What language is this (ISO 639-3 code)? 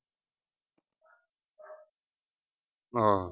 pan